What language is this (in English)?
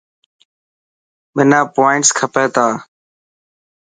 Dhatki